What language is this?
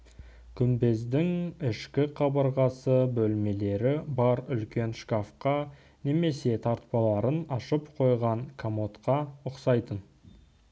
Kazakh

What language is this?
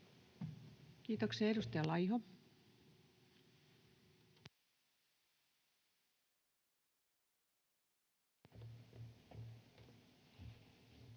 Finnish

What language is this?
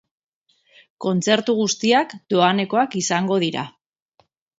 Basque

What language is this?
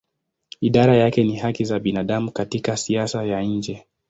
Swahili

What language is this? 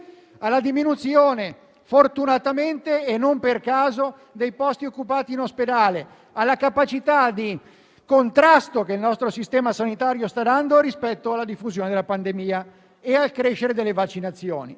Italian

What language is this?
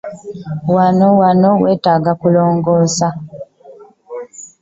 Ganda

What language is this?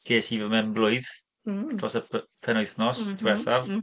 Welsh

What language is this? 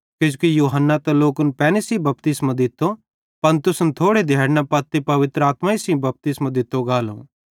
Bhadrawahi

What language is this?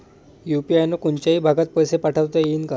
Marathi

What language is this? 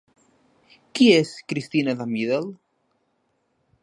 Catalan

